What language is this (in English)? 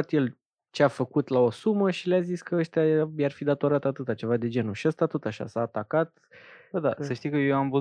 Romanian